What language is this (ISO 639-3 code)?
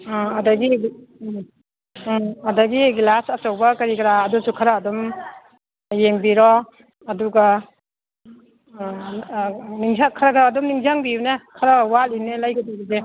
mni